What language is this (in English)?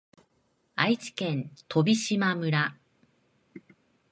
Japanese